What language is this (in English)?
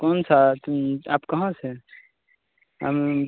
Hindi